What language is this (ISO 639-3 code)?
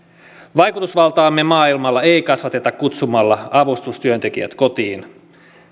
fin